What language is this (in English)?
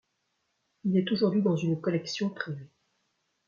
French